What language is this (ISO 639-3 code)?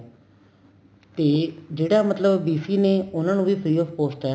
pan